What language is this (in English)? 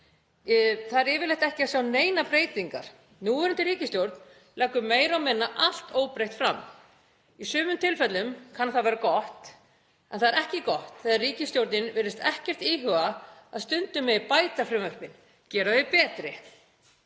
Icelandic